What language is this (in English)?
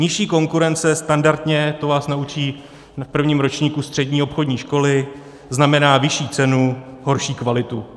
Czech